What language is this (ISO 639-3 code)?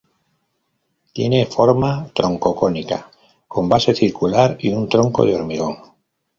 spa